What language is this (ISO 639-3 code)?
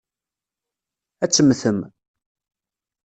kab